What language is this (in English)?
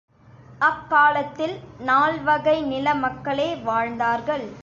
Tamil